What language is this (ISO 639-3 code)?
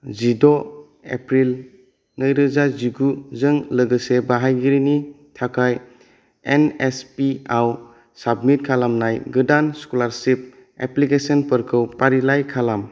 brx